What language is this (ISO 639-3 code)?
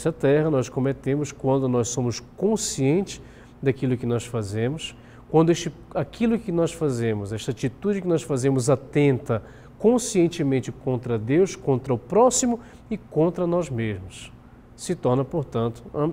por